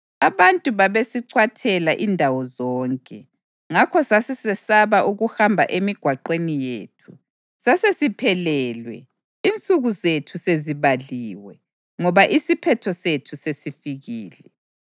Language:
North Ndebele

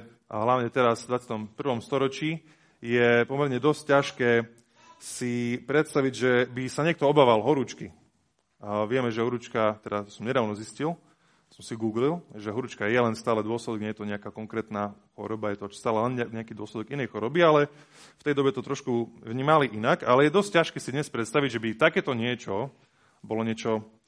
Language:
Slovak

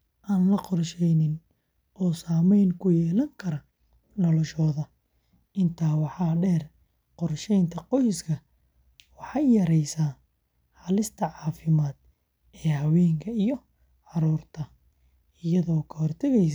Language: Somali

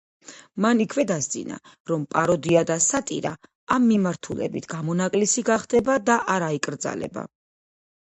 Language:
Georgian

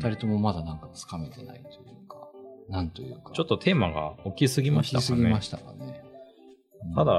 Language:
Japanese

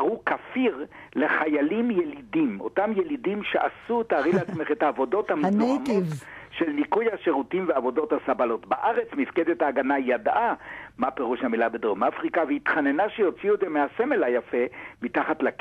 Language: Hebrew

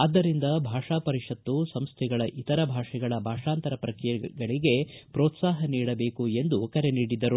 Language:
Kannada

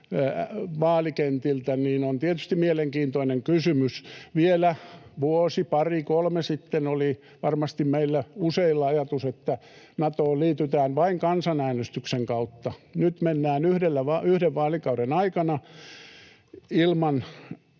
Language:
Finnish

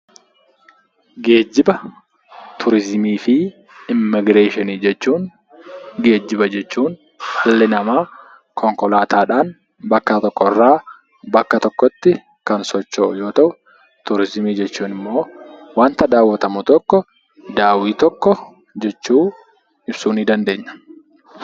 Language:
Oromo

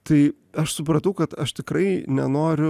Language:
Lithuanian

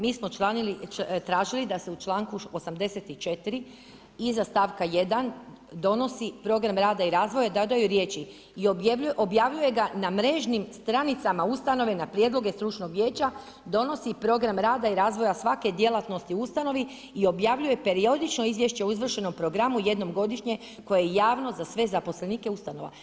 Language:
Croatian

